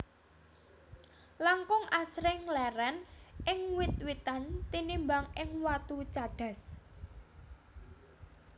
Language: Javanese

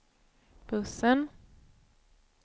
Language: Swedish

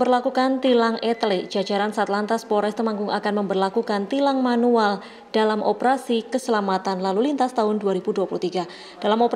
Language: Indonesian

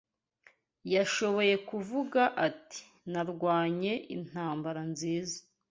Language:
Kinyarwanda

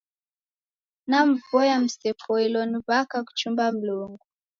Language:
Taita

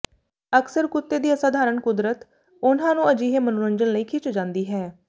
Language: Punjabi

